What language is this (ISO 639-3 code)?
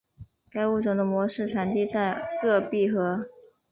zho